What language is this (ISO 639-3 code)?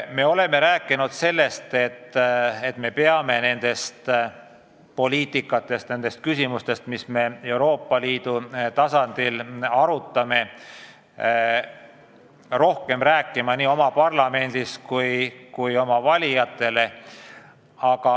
est